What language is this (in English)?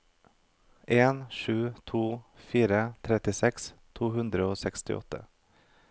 Norwegian